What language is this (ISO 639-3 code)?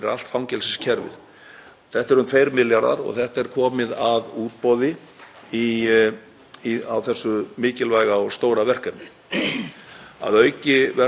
isl